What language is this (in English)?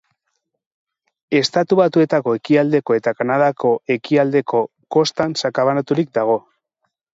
Basque